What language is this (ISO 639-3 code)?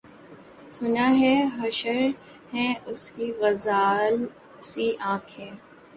urd